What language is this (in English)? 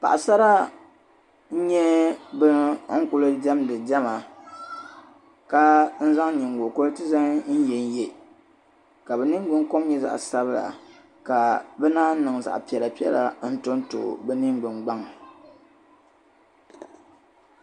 Dagbani